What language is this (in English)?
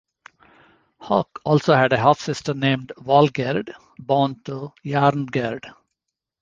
English